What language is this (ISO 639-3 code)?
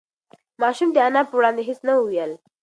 pus